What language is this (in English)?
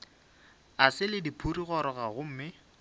Northern Sotho